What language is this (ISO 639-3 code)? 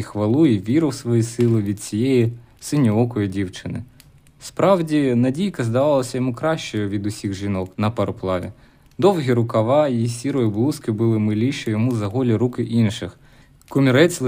ukr